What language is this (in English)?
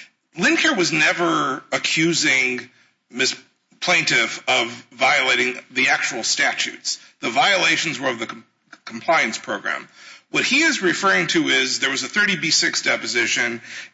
English